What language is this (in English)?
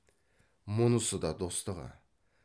Kazakh